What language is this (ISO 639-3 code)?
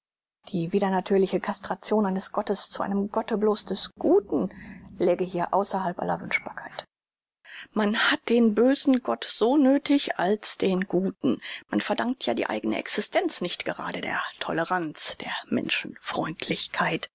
deu